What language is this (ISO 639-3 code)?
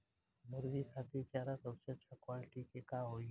bho